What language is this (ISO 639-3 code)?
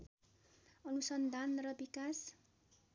nep